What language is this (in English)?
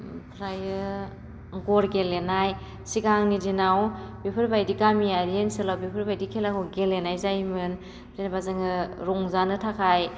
Bodo